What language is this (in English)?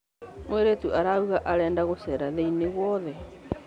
Kikuyu